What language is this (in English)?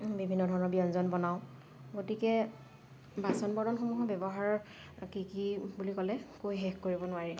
Assamese